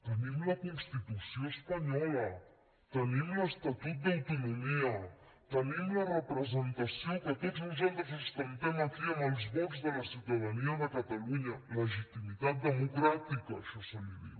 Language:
Catalan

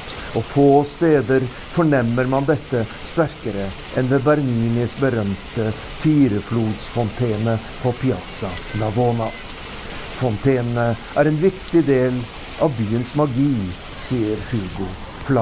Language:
Norwegian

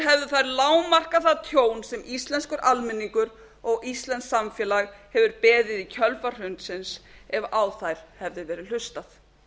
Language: Icelandic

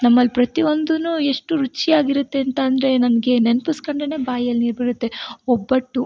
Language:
Kannada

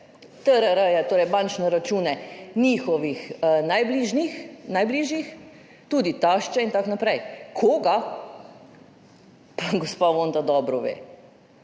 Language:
Slovenian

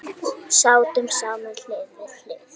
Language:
Icelandic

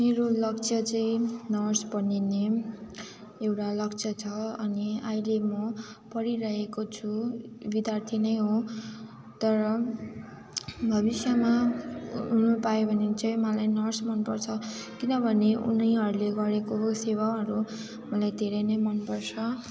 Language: Nepali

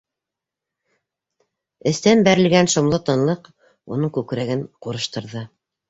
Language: Bashkir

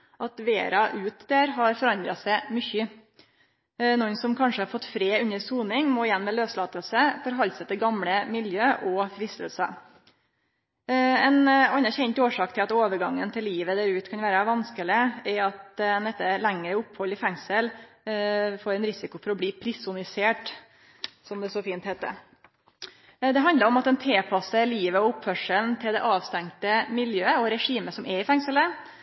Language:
Norwegian Nynorsk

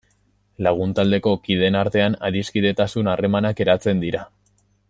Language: Basque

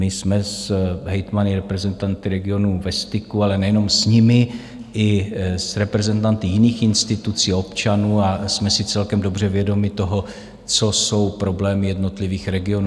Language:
Czech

